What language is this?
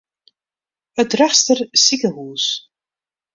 Western Frisian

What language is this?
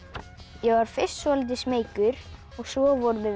Icelandic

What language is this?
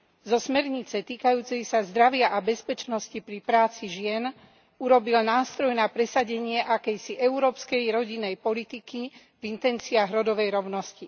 Slovak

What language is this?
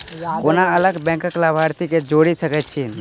Maithili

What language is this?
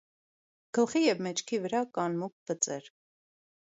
Armenian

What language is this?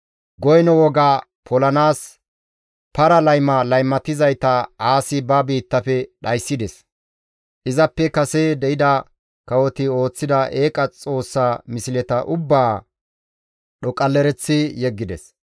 Gamo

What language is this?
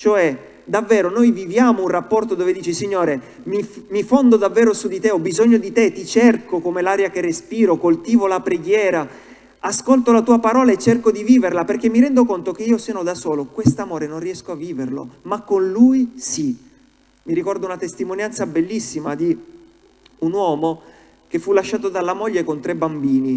Italian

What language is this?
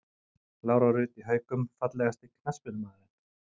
Icelandic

